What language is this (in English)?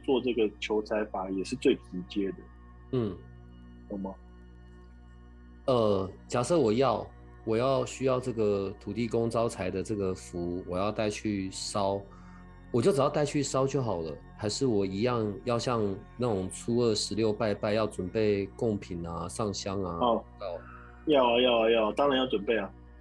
Chinese